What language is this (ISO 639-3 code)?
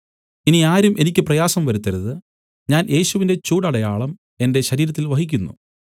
mal